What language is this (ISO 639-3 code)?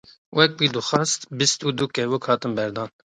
kur